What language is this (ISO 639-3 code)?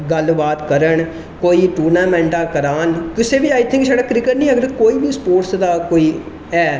doi